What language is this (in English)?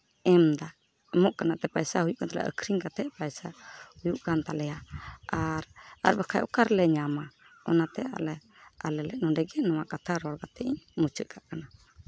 Santali